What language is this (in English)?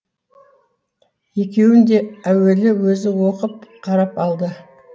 Kazakh